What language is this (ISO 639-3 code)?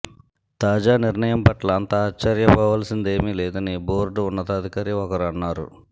tel